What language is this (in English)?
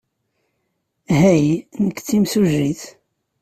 Kabyle